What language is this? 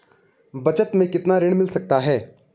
Hindi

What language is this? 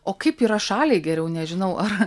Lithuanian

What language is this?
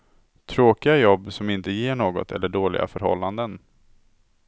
Swedish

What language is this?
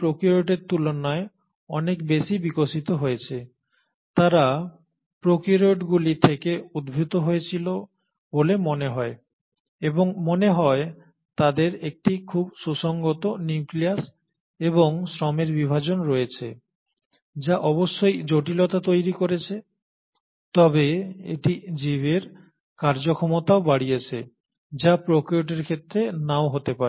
Bangla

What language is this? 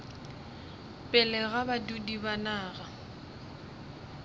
Northern Sotho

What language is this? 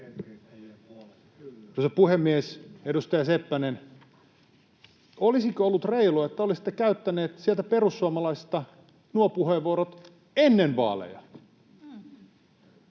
Finnish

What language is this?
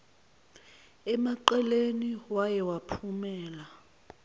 Zulu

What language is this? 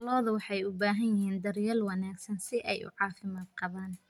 Somali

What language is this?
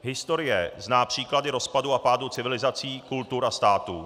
Czech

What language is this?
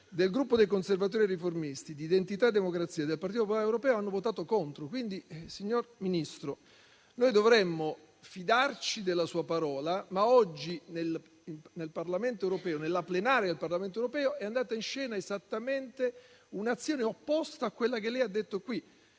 Italian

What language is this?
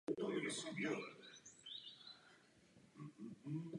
Czech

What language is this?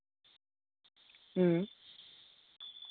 Santali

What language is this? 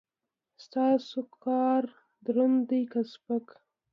Pashto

